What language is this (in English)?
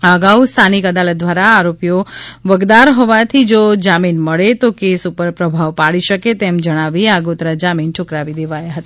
Gujarati